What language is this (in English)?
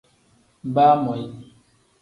Tem